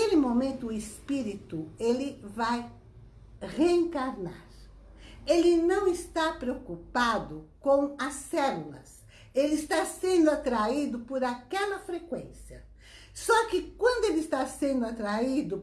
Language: Portuguese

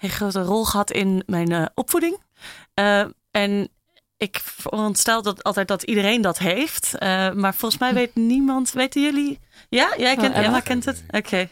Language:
Dutch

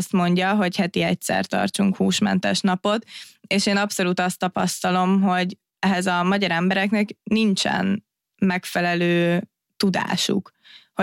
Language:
Hungarian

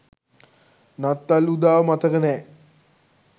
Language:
Sinhala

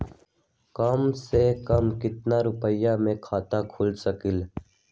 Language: Magahi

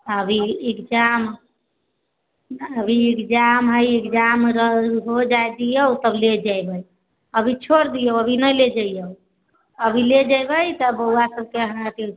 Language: Maithili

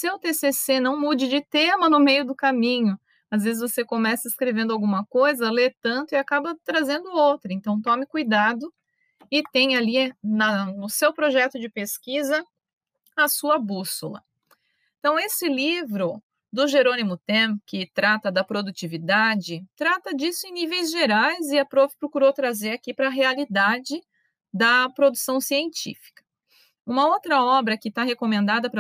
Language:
Portuguese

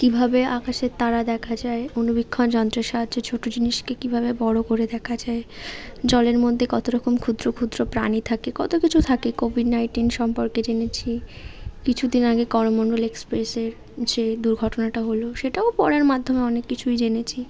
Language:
Bangla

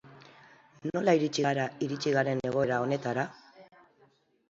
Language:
Basque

